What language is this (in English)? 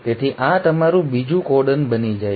Gujarati